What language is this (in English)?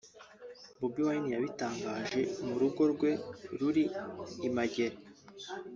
Kinyarwanda